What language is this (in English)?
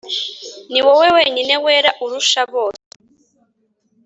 Kinyarwanda